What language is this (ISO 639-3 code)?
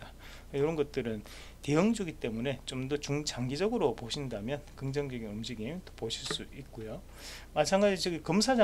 kor